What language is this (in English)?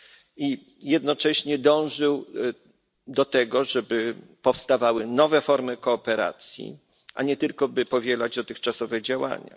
Polish